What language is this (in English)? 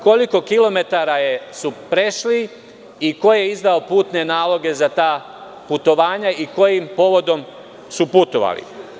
Serbian